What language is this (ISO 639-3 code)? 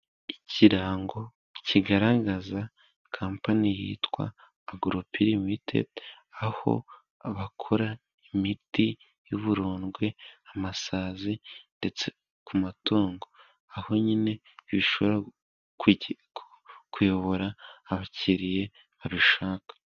kin